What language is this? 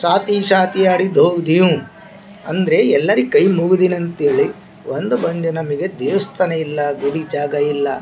Kannada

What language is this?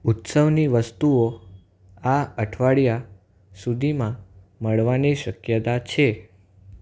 Gujarati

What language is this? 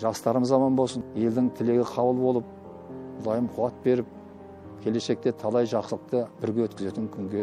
Turkish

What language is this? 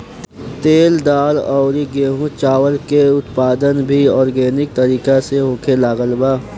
Bhojpuri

